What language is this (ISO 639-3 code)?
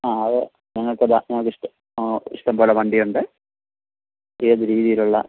mal